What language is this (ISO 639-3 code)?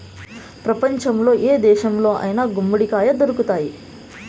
tel